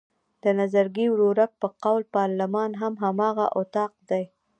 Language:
Pashto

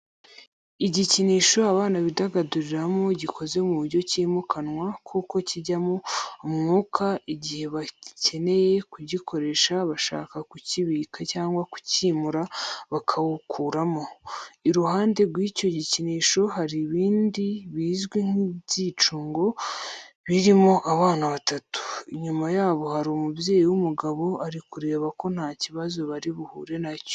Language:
Kinyarwanda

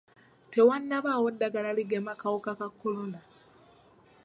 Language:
Ganda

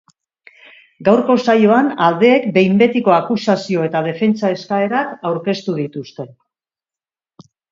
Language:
Basque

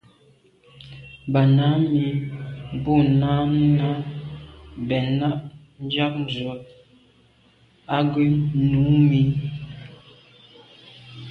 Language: Medumba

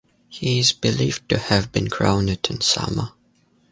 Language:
English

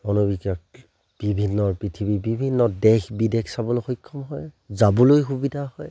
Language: Assamese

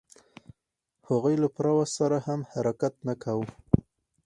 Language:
Pashto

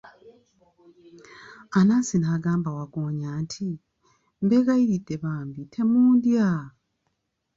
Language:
Ganda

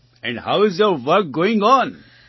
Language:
Gujarati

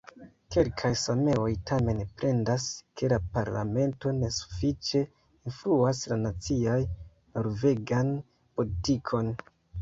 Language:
Esperanto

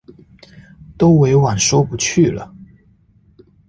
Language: Chinese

